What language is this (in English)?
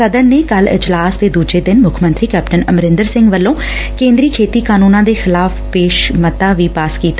Punjabi